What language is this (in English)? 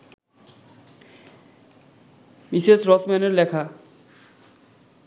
Bangla